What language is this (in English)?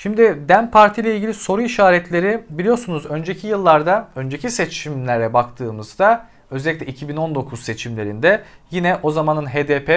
Turkish